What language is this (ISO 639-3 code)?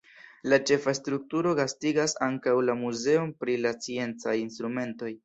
epo